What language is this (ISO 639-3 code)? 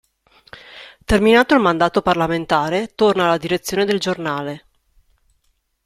ita